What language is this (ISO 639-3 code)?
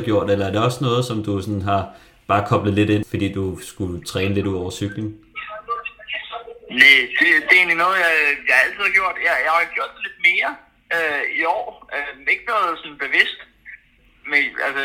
dan